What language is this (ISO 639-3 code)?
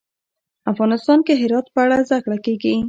pus